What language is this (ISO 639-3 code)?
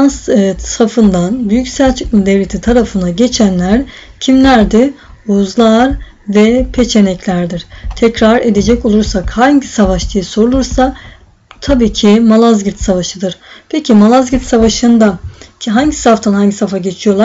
tur